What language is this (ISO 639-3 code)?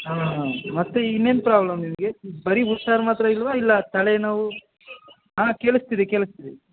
kan